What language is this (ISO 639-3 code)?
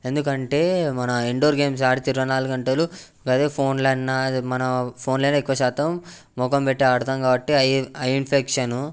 tel